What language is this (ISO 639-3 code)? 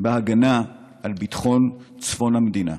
heb